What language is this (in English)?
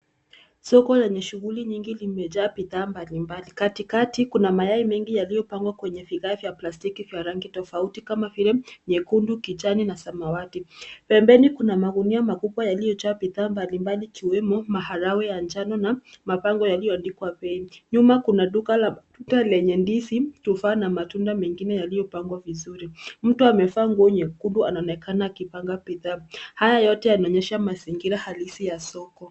Swahili